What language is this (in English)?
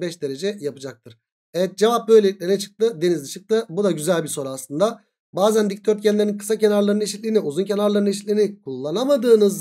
Turkish